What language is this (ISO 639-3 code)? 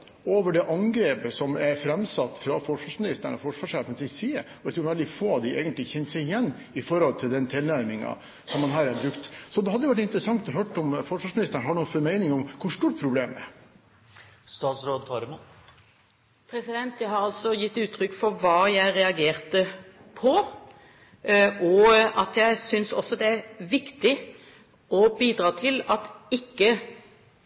nob